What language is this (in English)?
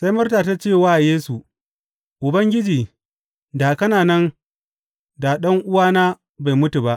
Hausa